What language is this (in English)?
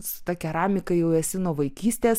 Lithuanian